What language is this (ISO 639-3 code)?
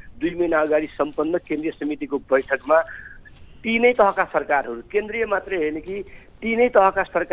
hin